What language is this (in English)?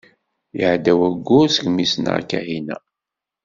Kabyle